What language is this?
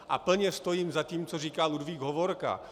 Czech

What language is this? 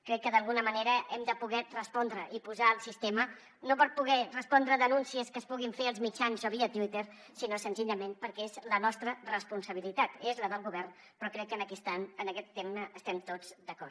Catalan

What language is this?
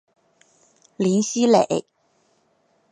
Chinese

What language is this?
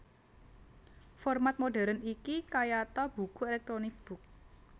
Javanese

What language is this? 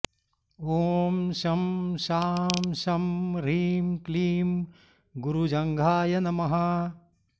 Sanskrit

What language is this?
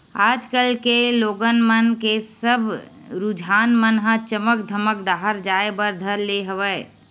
Chhattisgarhi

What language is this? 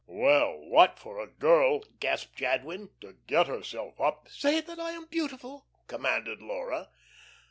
English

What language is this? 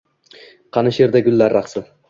Uzbek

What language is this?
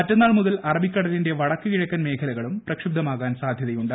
Malayalam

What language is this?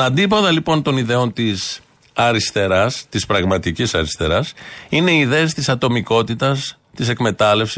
Greek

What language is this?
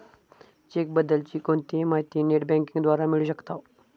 Marathi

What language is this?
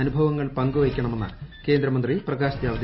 Malayalam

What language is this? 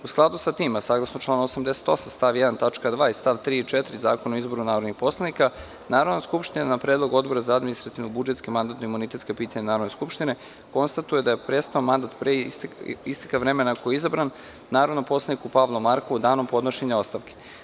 Serbian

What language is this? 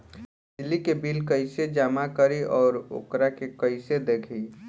Bhojpuri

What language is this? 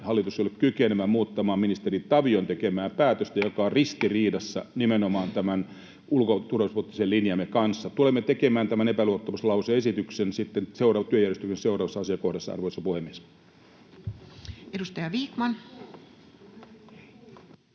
Finnish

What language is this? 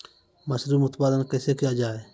Maithili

